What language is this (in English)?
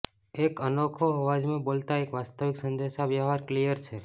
Gujarati